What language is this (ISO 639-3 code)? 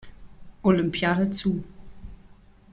deu